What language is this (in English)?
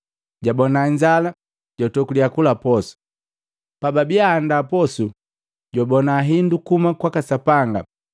Matengo